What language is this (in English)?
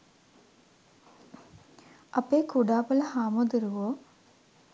Sinhala